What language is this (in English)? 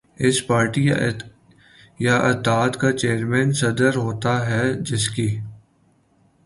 Urdu